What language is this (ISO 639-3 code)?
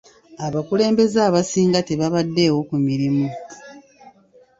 lug